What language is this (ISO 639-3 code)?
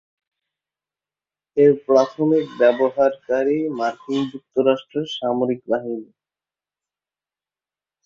ben